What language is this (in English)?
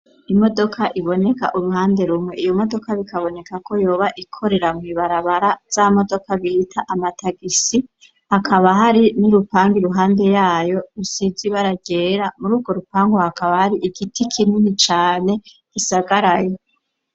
Rundi